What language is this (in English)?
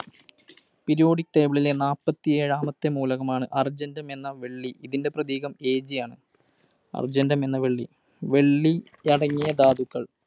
Malayalam